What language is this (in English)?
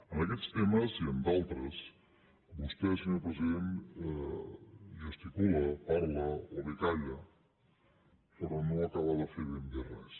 Catalan